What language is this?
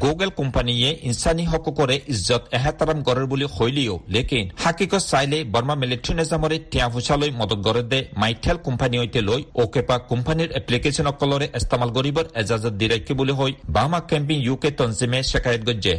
Bangla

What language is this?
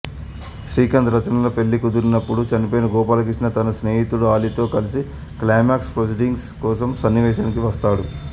Telugu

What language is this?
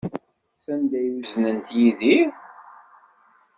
Kabyle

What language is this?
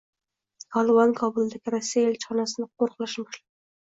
Uzbek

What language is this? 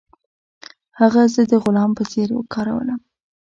Pashto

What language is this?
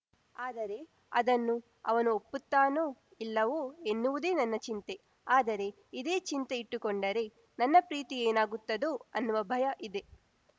Kannada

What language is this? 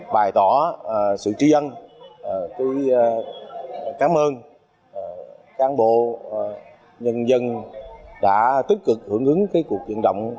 Vietnamese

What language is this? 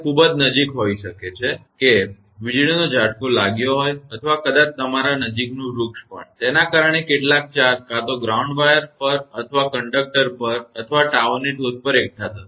Gujarati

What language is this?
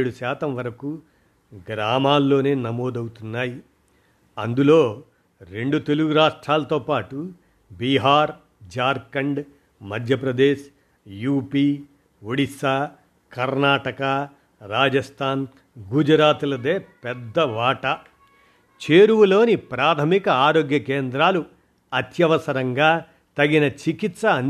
Telugu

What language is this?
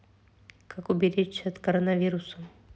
Russian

